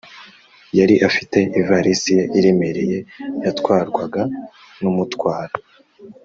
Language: Kinyarwanda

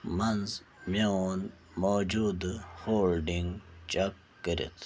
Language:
Kashmiri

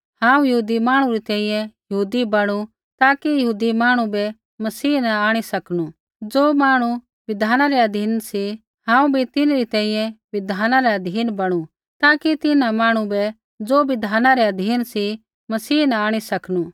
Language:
Kullu Pahari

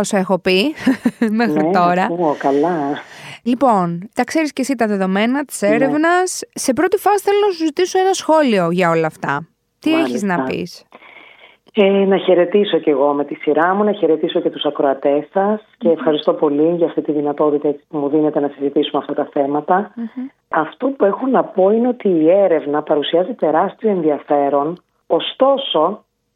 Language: Greek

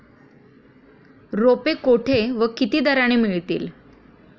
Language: Marathi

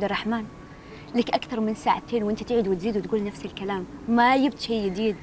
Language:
Arabic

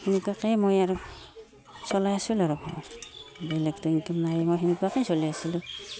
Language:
Assamese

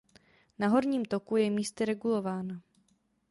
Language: Czech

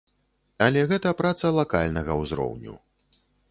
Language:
Belarusian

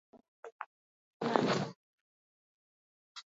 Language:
Basque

